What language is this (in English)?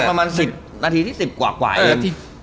Thai